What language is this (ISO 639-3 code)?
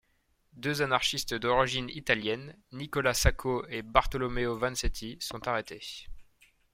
fra